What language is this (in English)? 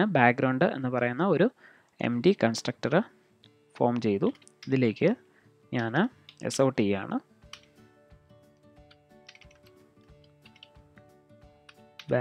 Dutch